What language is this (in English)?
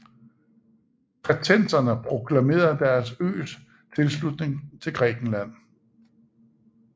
Danish